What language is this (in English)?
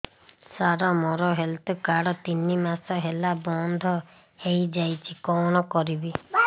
Odia